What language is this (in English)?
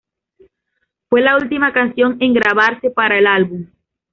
Spanish